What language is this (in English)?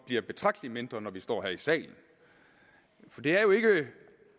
Danish